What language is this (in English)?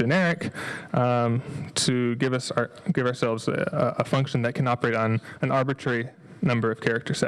English